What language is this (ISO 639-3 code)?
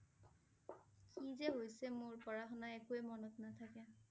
asm